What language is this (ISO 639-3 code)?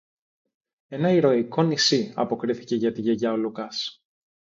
ell